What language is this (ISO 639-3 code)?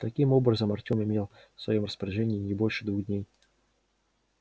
rus